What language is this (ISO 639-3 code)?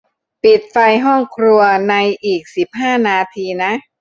tha